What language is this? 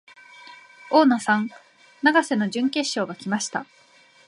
Japanese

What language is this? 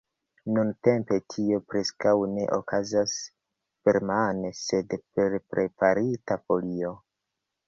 Esperanto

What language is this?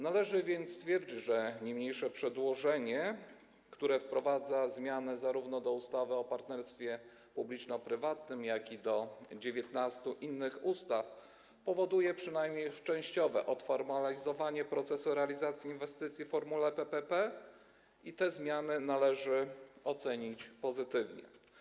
Polish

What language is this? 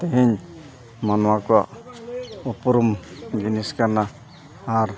Santali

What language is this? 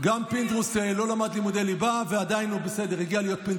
Hebrew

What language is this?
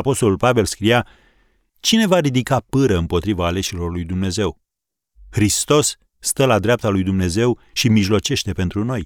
Romanian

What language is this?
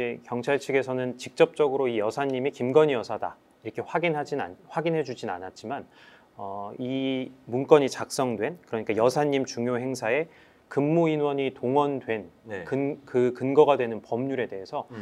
Korean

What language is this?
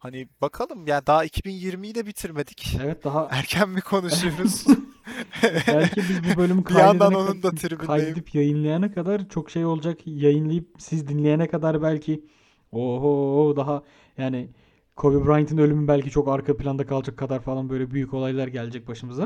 Turkish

